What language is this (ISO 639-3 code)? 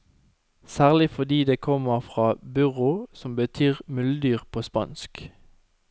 nor